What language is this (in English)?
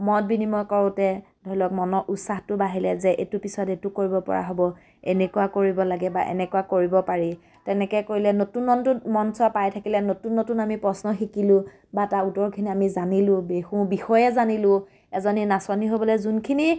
Assamese